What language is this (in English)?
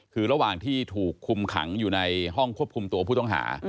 Thai